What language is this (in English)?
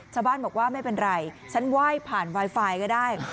Thai